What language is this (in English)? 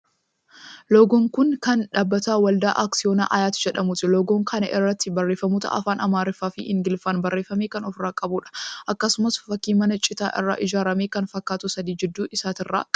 Oromo